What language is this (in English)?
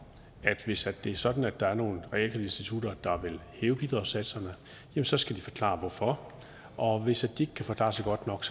Danish